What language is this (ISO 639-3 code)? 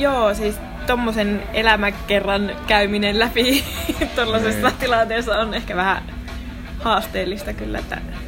fin